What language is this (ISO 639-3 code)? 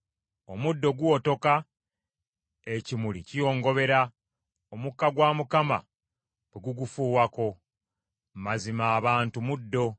lug